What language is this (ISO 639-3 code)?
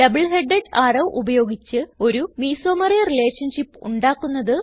mal